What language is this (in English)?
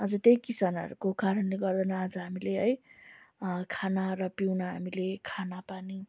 Nepali